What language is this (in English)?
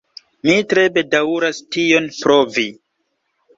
Esperanto